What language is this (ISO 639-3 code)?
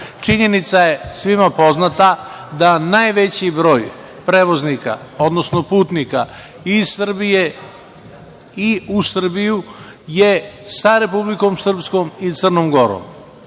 srp